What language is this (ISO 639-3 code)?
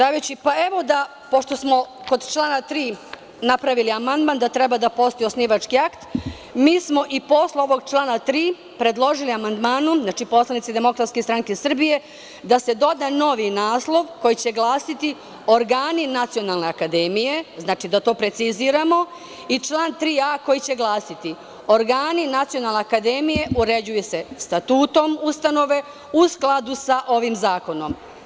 srp